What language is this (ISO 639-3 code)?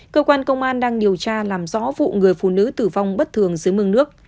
vie